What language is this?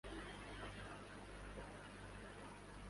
Urdu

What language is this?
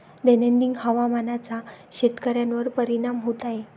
Marathi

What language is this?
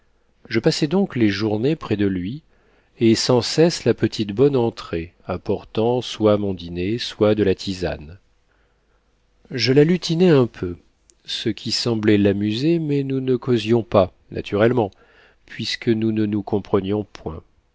French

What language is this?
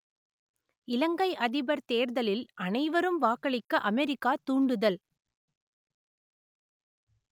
Tamil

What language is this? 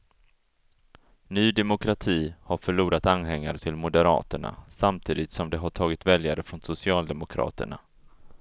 Swedish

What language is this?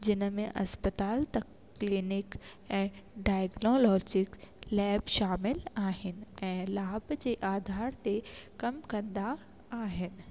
Sindhi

